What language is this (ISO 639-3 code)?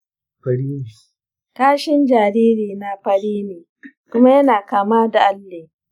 hau